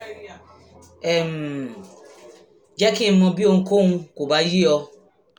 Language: Yoruba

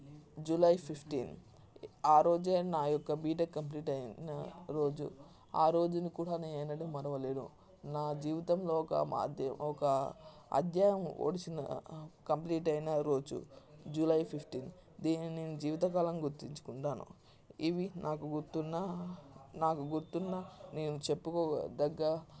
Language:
Telugu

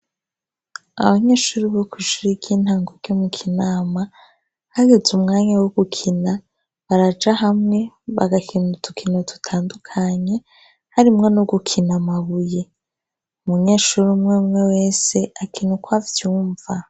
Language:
Rundi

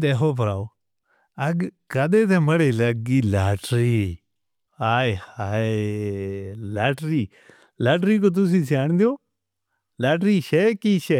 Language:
Northern Hindko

